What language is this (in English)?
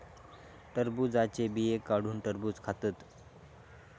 Marathi